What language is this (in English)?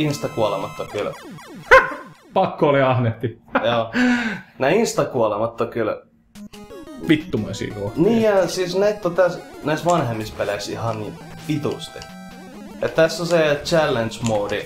Finnish